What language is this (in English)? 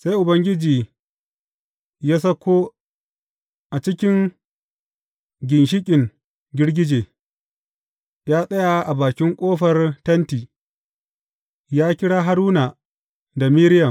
Hausa